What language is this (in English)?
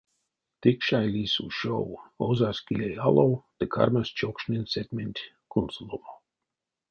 Erzya